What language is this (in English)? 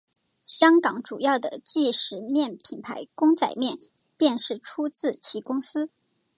Chinese